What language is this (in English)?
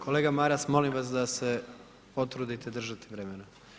Croatian